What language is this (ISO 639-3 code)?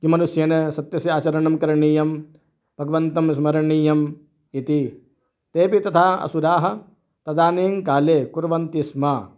san